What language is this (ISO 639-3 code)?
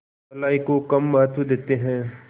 hin